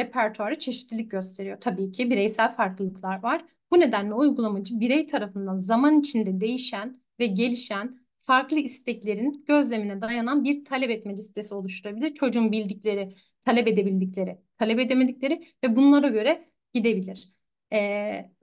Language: Turkish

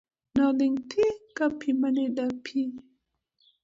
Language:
Luo (Kenya and Tanzania)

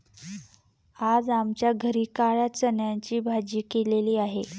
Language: Marathi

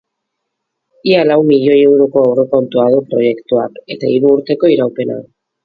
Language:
Basque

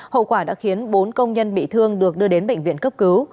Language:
Vietnamese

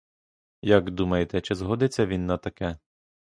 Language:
Ukrainian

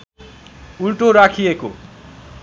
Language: Nepali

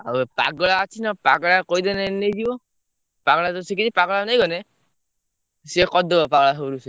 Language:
Odia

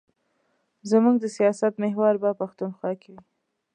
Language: Pashto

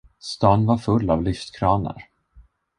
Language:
Swedish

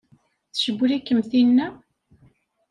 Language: Kabyle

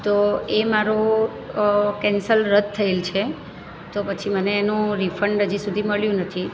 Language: Gujarati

